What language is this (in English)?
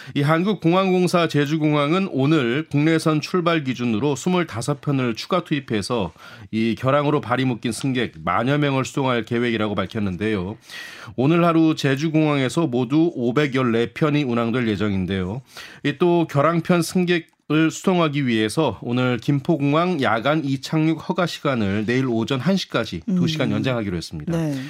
Korean